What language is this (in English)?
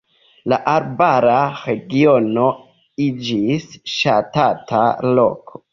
Esperanto